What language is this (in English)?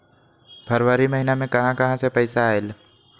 Magahi